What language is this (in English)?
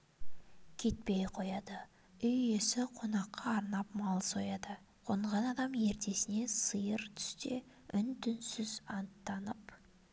Kazakh